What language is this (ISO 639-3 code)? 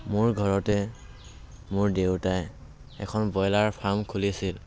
asm